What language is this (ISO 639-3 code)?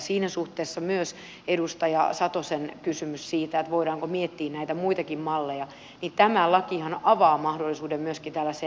fin